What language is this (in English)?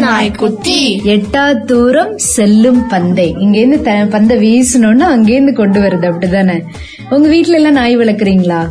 Tamil